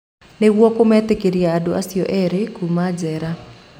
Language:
Kikuyu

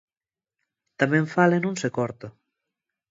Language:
Galician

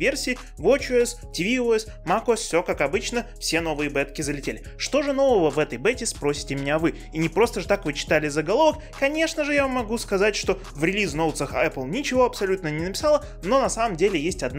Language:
Russian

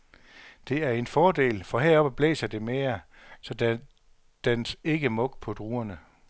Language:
Danish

